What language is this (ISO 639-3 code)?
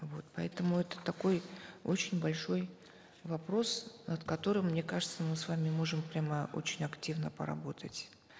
kaz